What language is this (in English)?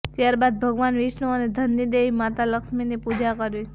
Gujarati